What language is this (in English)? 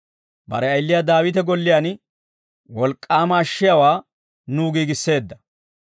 Dawro